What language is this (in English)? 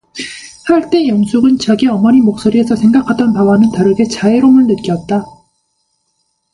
Korean